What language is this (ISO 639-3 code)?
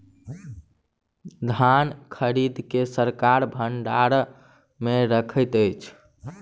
mai